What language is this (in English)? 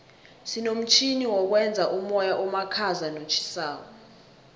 South Ndebele